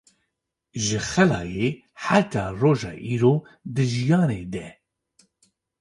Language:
Kurdish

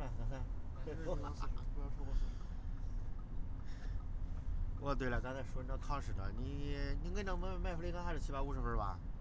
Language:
Chinese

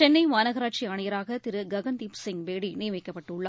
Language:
Tamil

